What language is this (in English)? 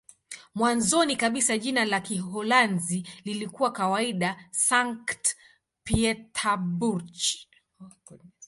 Swahili